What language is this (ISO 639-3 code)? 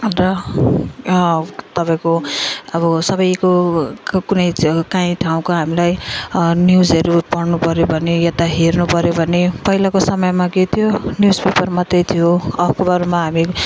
nep